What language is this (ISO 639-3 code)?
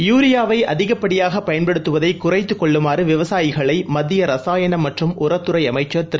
tam